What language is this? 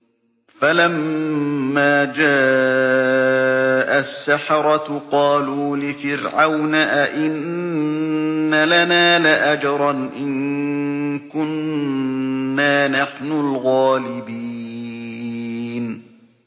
Arabic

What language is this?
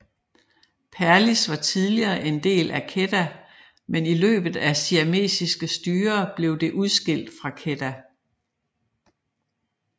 Danish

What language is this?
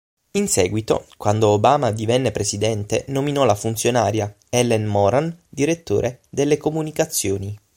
Italian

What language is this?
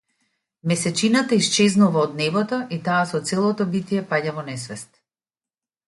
Macedonian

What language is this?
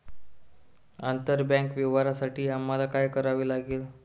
Marathi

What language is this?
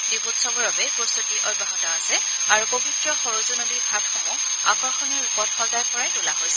Assamese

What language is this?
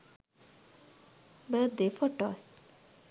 Sinhala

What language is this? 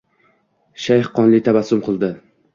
Uzbek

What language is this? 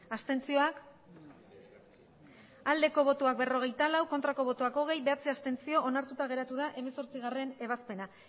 Basque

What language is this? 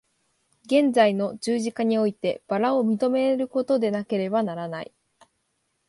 Japanese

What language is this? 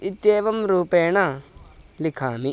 Sanskrit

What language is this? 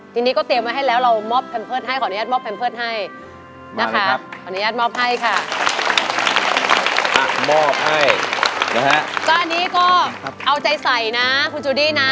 Thai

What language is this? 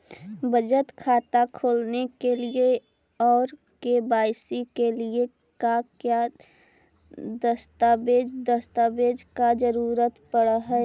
Magahi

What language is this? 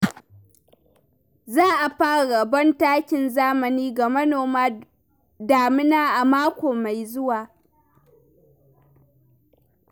Hausa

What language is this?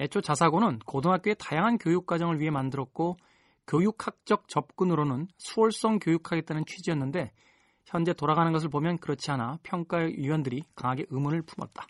Korean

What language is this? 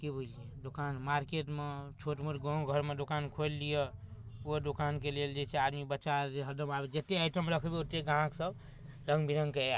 Maithili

